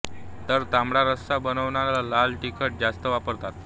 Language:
Marathi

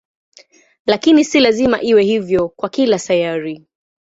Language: Swahili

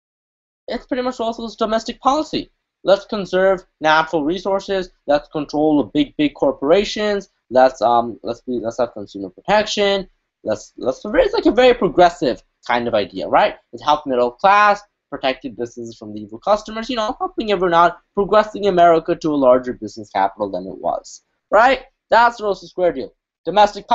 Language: English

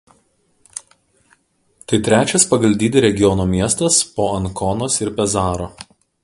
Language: Lithuanian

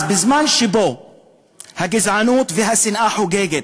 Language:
Hebrew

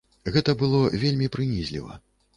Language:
Belarusian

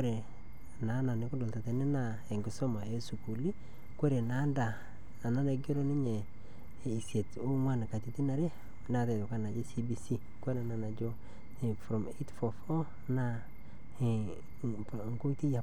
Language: Masai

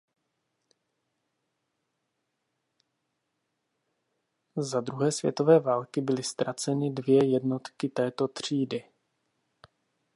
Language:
Czech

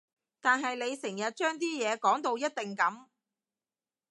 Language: Cantonese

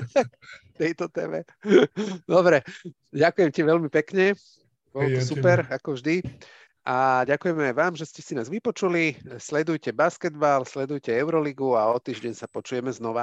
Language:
Slovak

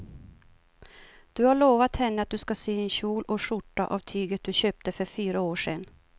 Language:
Swedish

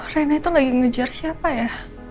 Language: Indonesian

